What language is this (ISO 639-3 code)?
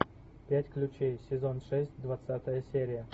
rus